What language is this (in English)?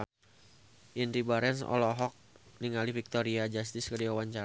Sundanese